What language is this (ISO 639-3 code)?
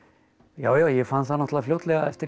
isl